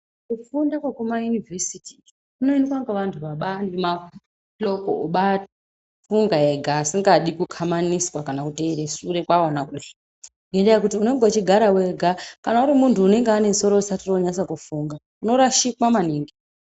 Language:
Ndau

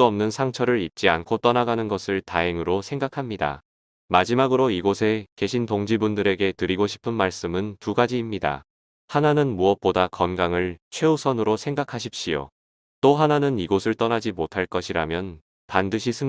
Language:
Korean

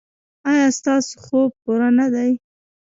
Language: Pashto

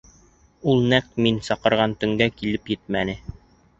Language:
Bashkir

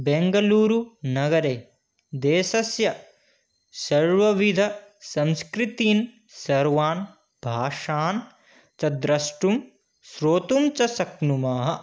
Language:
Sanskrit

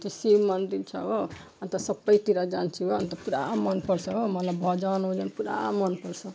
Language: Nepali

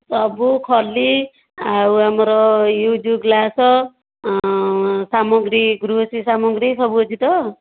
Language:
Odia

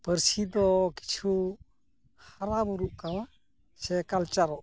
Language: Santali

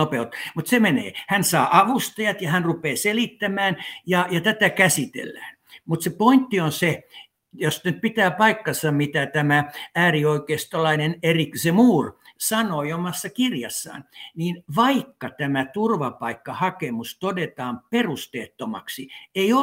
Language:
Finnish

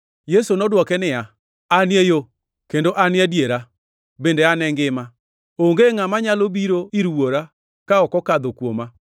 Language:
Luo (Kenya and Tanzania)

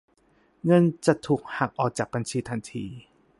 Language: Thai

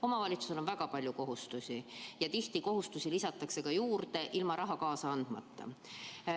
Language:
Estonian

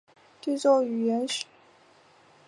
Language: Chinese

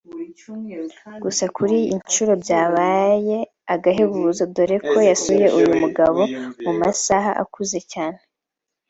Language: Kinyarwanda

